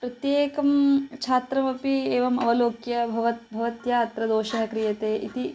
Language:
Sanskrit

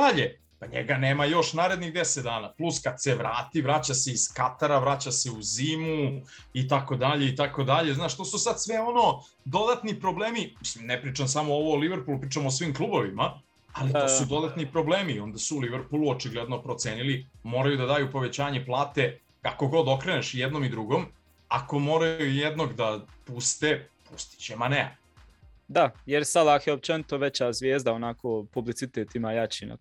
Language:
Croatian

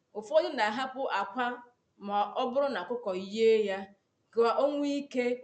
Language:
Igbo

